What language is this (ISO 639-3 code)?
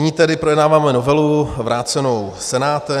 ces